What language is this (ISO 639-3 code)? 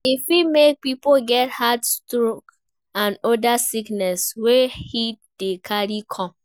pcm